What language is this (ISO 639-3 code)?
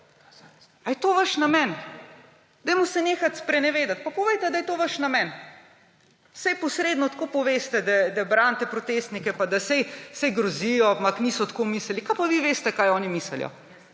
slv